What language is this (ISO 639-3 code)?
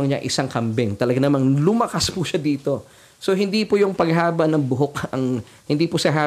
fil